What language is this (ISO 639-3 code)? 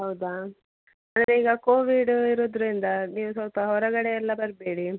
kan